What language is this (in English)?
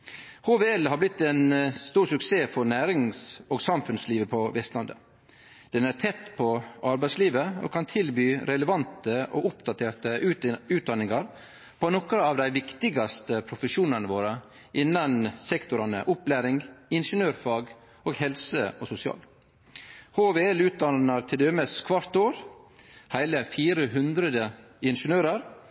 Norwegian Nynorsk